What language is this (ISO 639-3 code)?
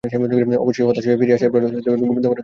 ben